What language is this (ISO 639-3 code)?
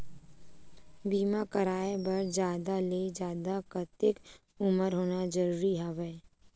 hne